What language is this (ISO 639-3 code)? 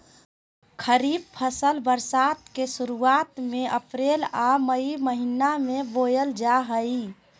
mag